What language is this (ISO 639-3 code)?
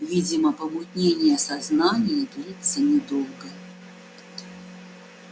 rus